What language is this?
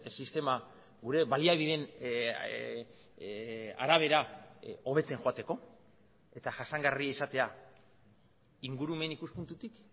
Basque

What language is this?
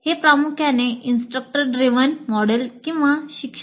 Marathi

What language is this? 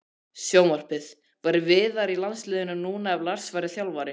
Icelandic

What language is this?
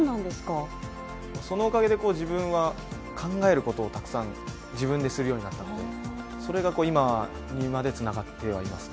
Japanese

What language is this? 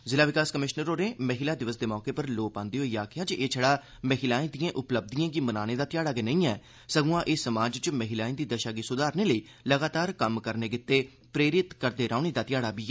Dogri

